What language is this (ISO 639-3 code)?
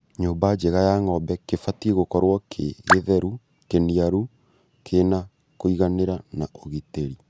kik